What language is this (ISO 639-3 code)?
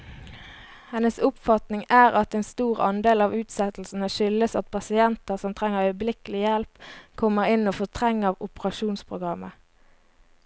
nor